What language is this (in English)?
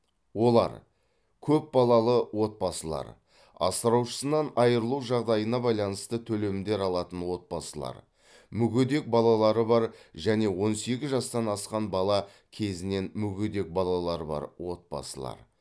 Kazakh